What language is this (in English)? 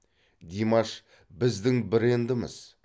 Kazakh